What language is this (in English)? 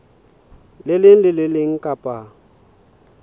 Southern Sotho